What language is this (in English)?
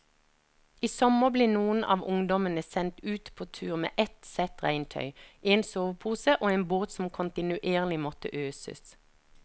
Norwegian